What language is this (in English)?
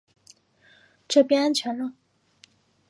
Chinese